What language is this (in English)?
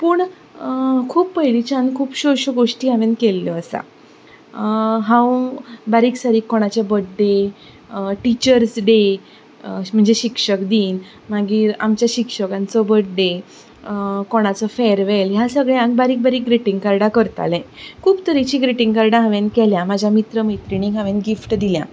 Konkani